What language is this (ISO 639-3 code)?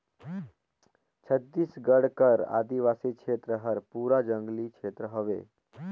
hne